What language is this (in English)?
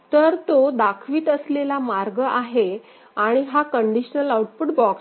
Marathi